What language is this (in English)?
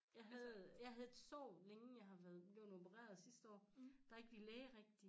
Danish